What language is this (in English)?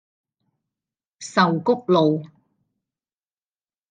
Cantonese